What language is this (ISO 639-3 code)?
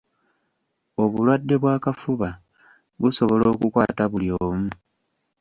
lug